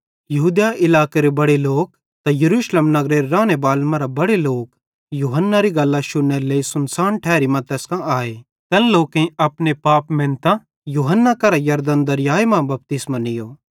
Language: Bhadrawahi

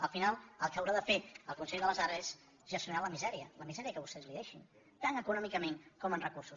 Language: Catalan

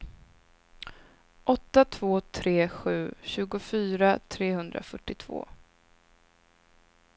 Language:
Swedish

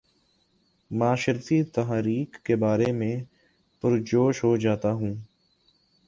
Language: Urdu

